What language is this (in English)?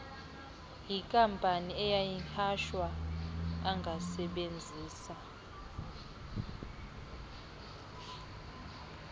Xhosa